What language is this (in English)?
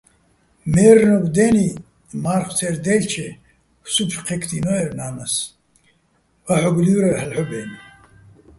Bats